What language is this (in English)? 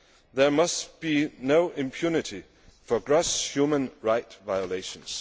English